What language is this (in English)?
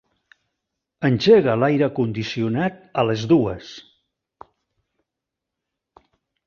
Catalan